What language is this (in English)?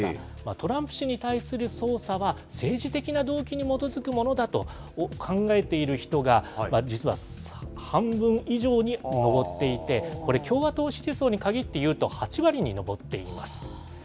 Japanese